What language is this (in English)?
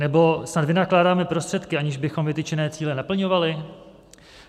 Czech